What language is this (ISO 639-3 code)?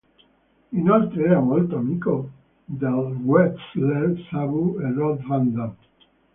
ita